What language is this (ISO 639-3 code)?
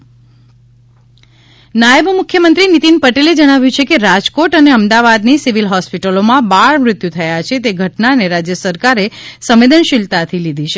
guj